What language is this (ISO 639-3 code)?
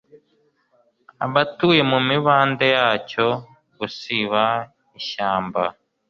kin